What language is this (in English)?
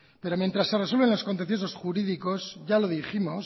Spanish